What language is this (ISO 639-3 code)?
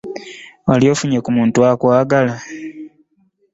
lug